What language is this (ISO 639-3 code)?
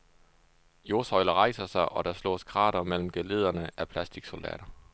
dan